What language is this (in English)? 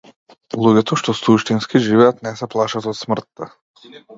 Macedonian